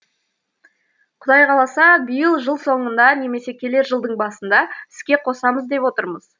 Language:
Kazakh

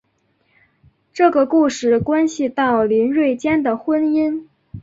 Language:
Chinese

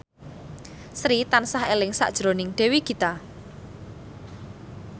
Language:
Javanese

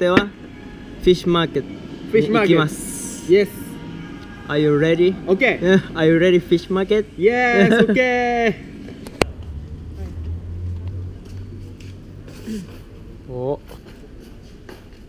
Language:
Japanese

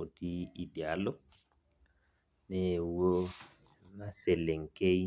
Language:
Masai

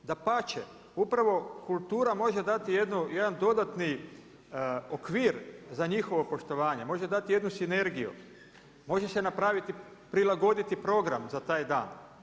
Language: Croatian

